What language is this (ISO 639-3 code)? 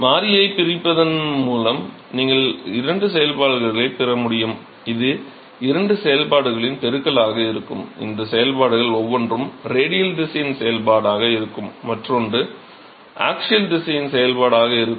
tam